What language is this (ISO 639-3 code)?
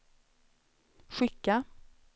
swe